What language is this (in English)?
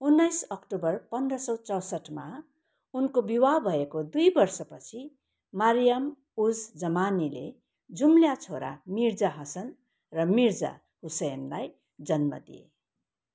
Nepali